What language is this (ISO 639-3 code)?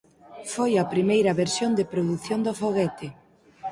glg